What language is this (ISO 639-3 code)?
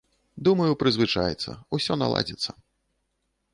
bel